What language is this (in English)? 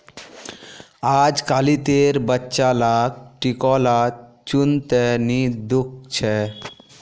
Magahi